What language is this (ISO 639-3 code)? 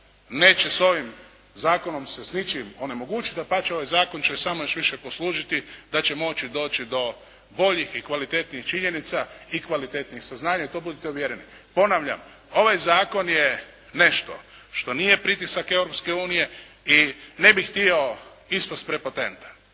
hrv